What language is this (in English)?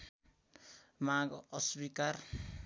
Nepali